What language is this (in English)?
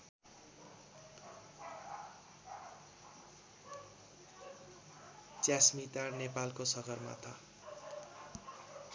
Nepali